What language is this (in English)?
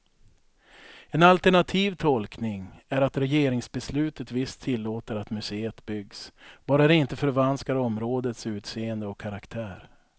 Swedish